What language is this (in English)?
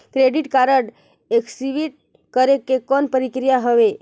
Chhattisgarhi